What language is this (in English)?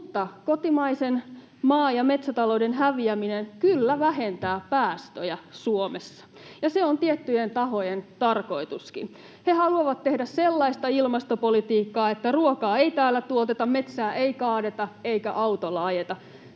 Finnish